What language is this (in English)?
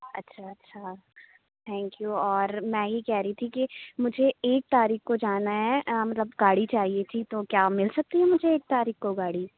Urdu